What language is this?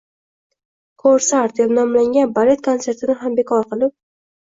Uzbek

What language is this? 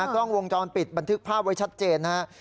Thai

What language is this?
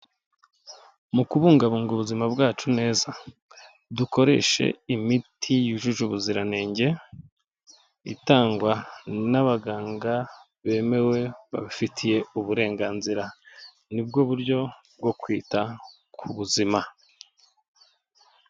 Kinyarwanda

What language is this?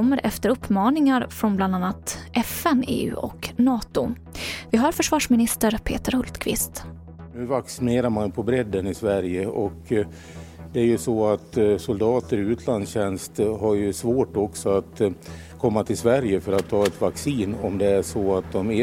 Swedish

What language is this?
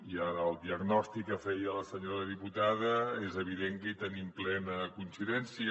Catalan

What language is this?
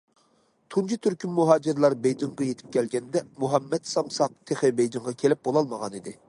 Uyghur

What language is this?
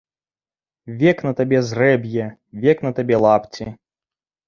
Belarusian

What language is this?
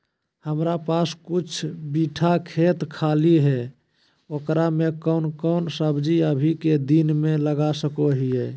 Magahi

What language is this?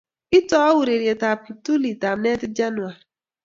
Kalenjin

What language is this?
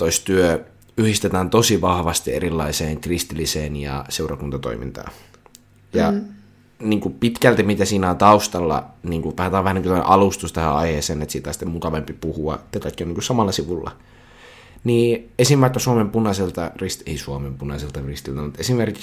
Finnish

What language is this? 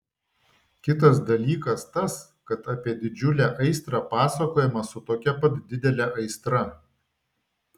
Lithuanian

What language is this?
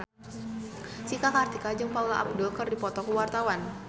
Sundanese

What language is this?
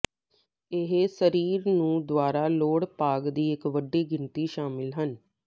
Punjabi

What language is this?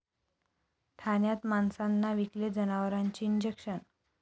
Marathi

